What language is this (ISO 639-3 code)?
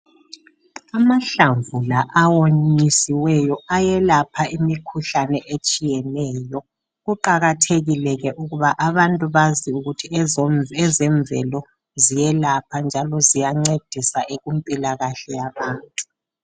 nde